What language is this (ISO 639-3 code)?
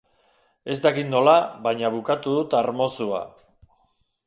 eus